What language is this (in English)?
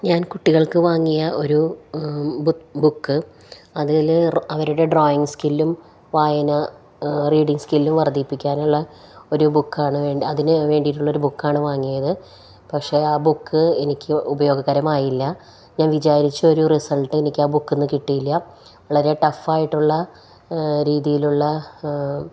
Malayalam